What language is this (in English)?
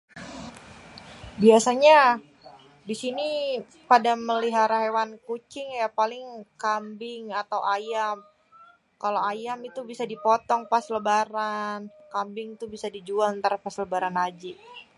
Betawi